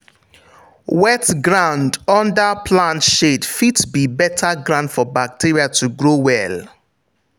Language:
Nigerian Pidgin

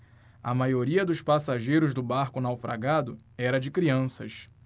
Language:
Portuguese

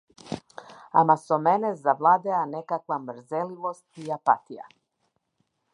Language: Macedonian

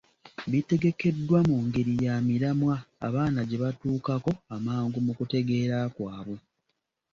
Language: Ganda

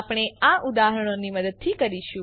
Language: Gujarati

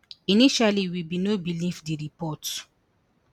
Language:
Nigerian Pidgin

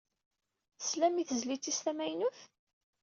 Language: Kabyle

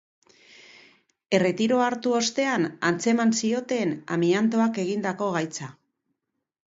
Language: Basque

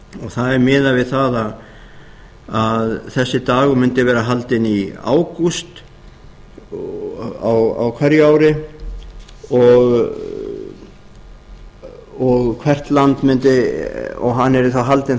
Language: Icelandic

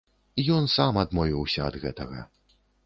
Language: Belarusian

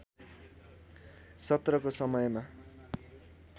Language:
Nepali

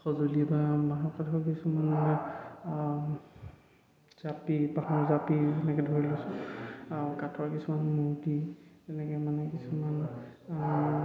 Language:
Assamese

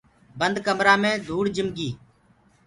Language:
Gurgula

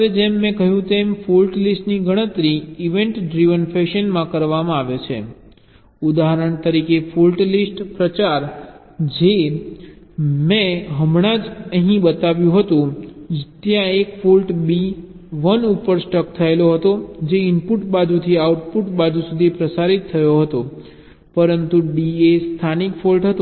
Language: Gujarati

